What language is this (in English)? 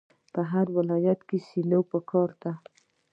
Pashto